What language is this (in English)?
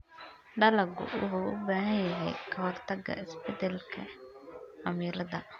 Somali